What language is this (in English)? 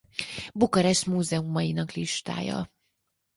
Hungarian